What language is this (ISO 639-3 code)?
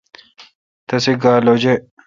xka